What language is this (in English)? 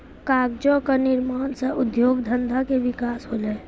Maithili